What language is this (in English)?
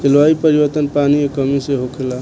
Bhojpuri